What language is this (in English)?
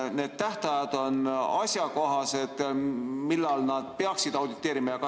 Estonian